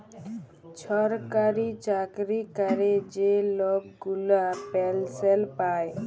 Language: Bangla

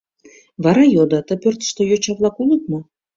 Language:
Mari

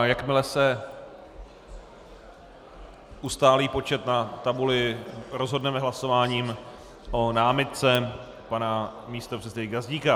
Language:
Czech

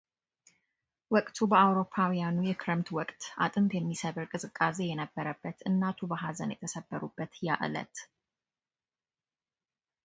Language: Amharic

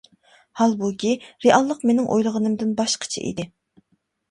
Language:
Uyghur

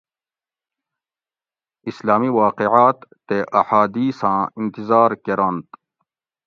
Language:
Gawri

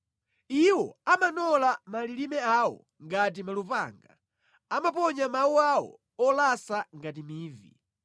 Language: Nyanja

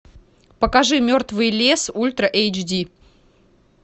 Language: Russian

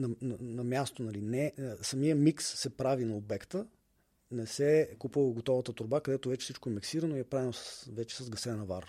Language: Bulgarian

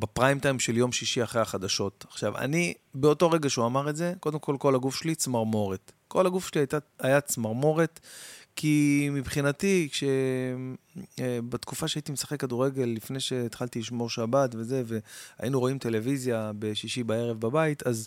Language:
Hebrew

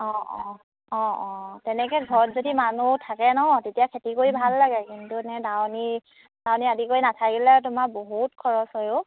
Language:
Assamese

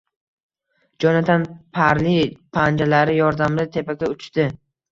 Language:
Uzbek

